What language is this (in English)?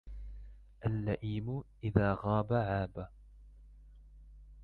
Arabic